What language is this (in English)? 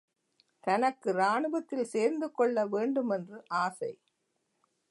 Tamil